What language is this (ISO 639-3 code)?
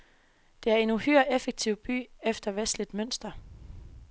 dan